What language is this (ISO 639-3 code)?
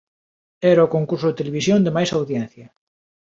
glg